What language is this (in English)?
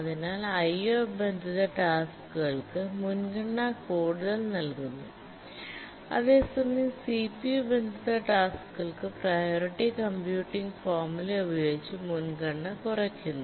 Malayalam